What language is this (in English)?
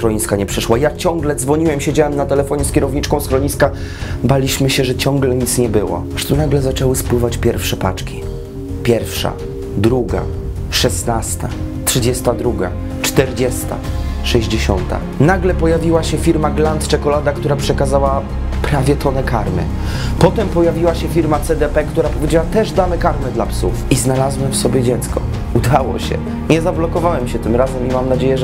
Polish